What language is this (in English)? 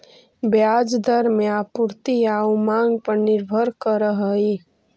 Magahi